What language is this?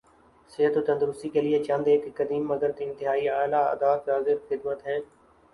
Urdu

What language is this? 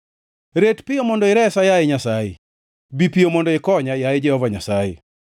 Luo (Kenya and Tanzania)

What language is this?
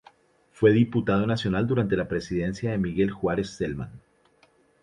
Spanish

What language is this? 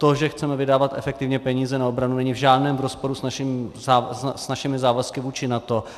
Czech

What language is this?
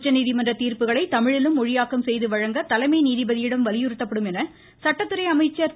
Tamil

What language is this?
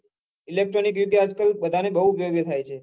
Gujarati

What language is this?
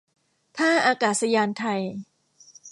Thai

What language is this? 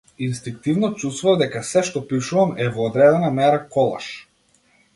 Macedonian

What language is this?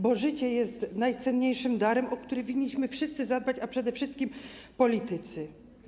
Polish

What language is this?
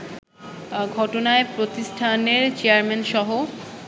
Bangla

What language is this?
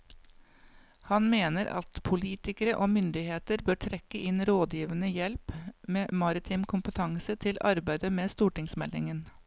Norwegian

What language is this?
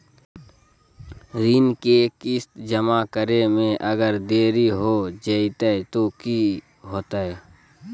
Magahi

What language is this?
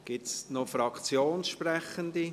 Swiss German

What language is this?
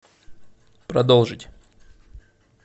Russian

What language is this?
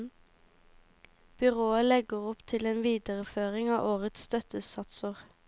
Norwegian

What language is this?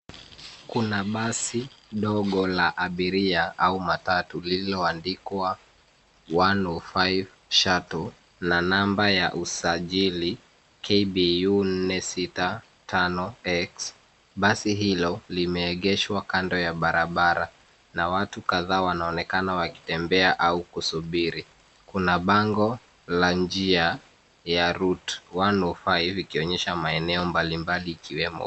Swahili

